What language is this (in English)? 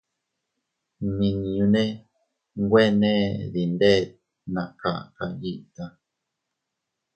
Teutila Cuicatec